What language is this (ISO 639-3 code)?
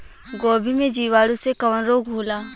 bho